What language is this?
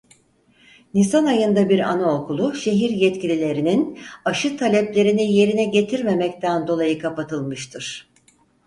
Turkish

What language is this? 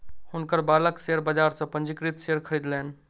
Maithili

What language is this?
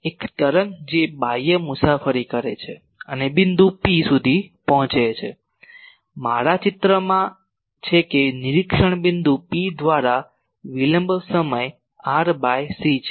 Gujarati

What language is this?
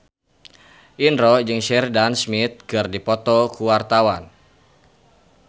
Sundanese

